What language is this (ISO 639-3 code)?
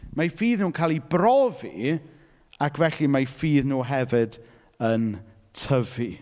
cym